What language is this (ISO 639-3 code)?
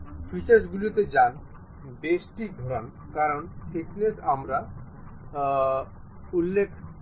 ben